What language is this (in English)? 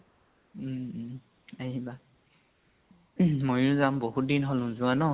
Assamese